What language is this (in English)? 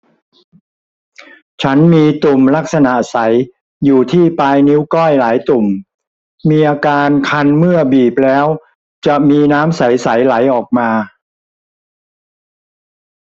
Thai